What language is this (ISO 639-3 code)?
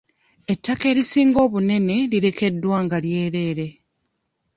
lug